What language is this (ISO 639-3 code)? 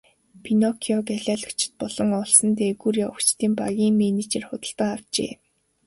mon